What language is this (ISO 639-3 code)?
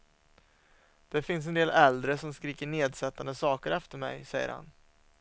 swe